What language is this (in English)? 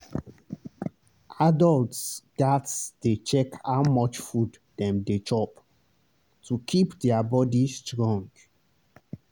Nigerian Pidgin